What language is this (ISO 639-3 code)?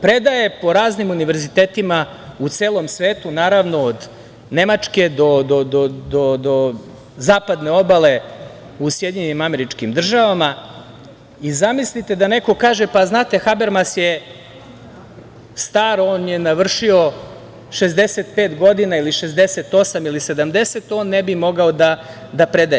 srp